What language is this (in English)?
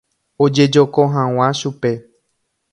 Guarani